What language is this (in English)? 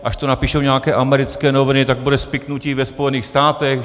Czech